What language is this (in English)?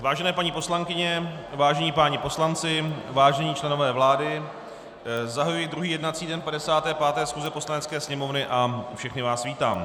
Czech